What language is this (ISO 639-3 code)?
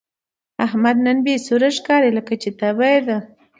pus